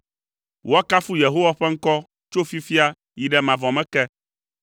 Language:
Ewe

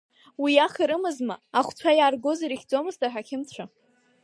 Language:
Abkhazian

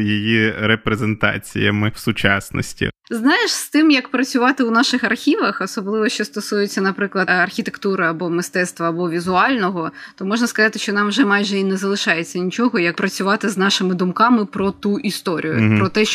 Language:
Ukrainian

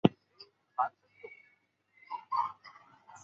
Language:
Chinese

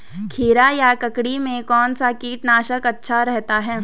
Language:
Hindi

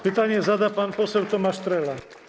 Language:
Polish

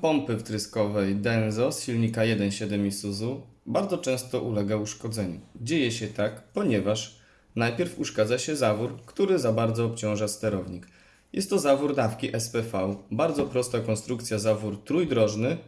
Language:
Polish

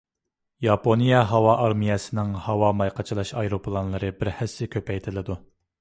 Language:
Uyghur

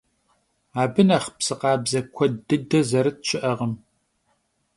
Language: Kabardian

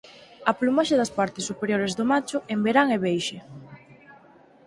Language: Galician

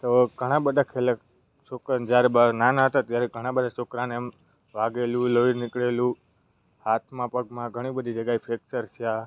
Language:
Gujarati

